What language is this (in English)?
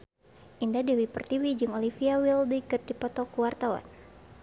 Sundanese